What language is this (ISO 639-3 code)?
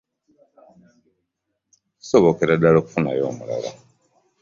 lug